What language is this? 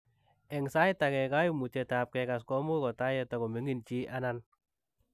Kalenjin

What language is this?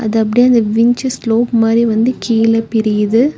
Tamil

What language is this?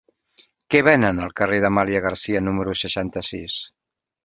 Catalan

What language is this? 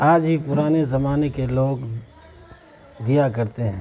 Urdu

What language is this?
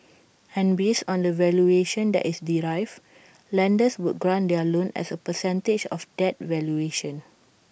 English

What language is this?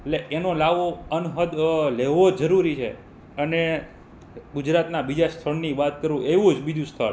Gujarati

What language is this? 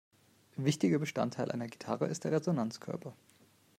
German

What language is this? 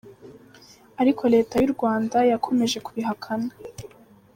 Kinyarwanda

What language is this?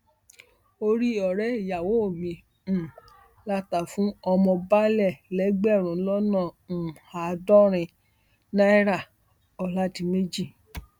Yoruba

